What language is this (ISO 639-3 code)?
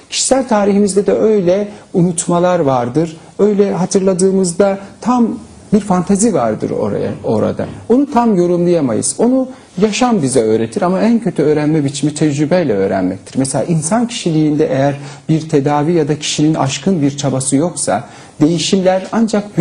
tur